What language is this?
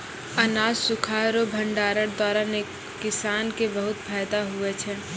Maithili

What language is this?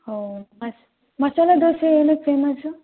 Kannada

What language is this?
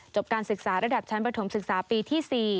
Thai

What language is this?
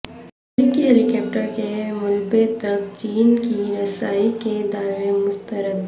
Urdu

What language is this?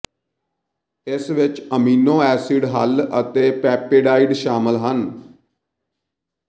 Punjabi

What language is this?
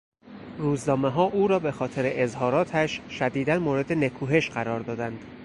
Persian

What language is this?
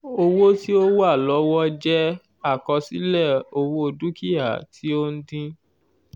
Yoruba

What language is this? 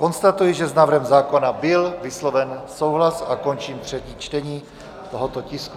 Czech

